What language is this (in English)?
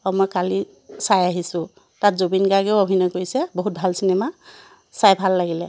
Assamese